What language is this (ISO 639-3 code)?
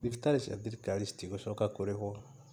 kik